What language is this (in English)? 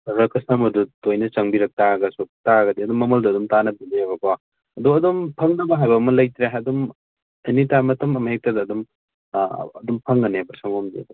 Manipuri